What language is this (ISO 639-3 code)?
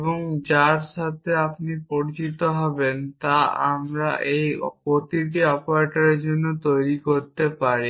ben